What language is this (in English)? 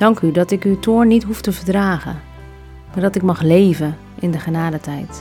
Dutch